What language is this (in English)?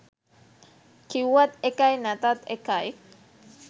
Sinhala